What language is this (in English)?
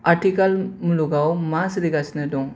Bodo